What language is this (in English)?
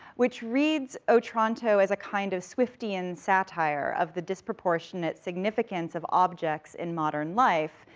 English